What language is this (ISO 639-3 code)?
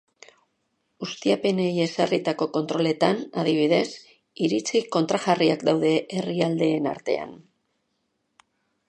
eus